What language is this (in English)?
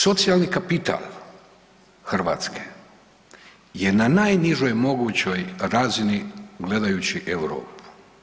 Croatian